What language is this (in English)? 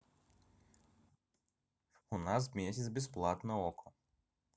Russian